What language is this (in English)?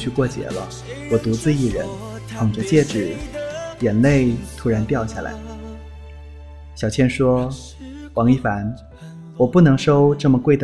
Chinese